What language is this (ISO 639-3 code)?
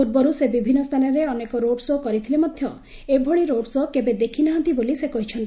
ori